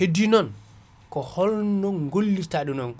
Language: Fula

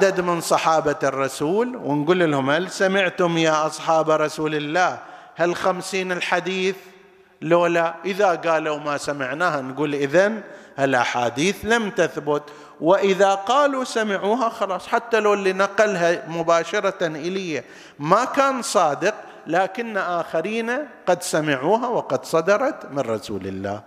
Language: Arabic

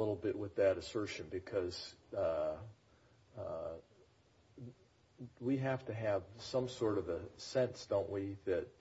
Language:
English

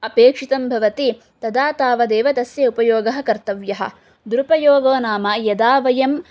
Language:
Sanskrit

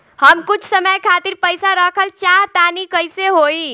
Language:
Bhojpuri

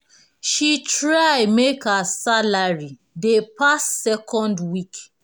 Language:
Nigerian Pidgin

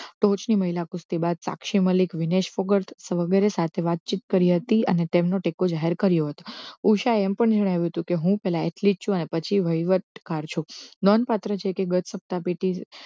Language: Gujarati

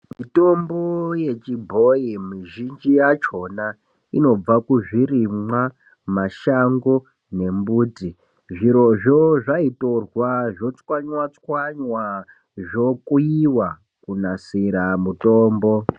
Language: Ndau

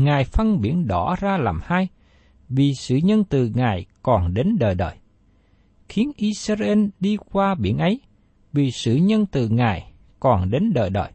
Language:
Vietnamese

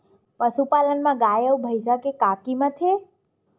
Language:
Chhattisgarhi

